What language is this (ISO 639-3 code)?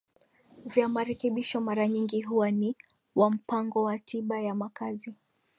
swa